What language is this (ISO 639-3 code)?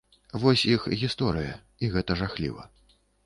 bel